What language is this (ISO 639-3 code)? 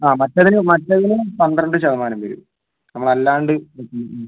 mal